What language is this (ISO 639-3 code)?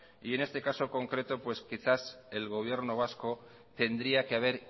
spa